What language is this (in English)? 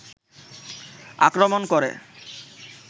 Bangla